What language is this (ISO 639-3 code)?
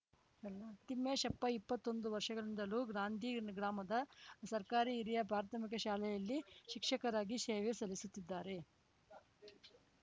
kan